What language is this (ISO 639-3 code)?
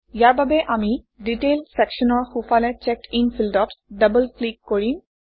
asm